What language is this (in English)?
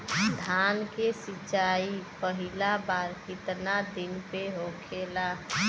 Bhojpuri